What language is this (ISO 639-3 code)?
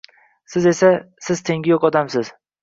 uzb